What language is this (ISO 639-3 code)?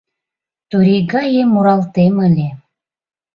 chm